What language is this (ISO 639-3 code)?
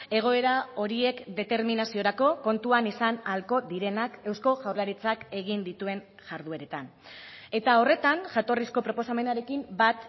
eus